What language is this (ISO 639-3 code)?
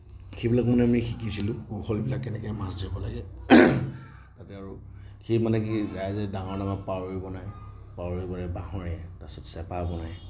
asm